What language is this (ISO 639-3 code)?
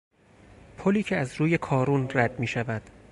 fas